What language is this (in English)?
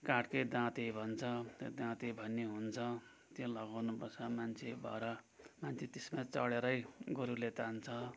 Nepali